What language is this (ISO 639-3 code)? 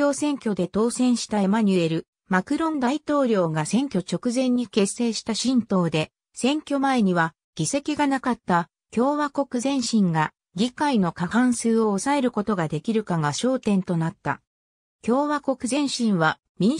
jpn